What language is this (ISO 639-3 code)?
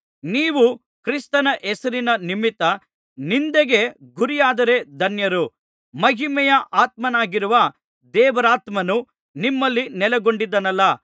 kan